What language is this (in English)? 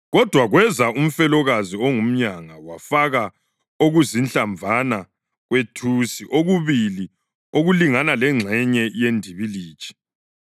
North Ndebele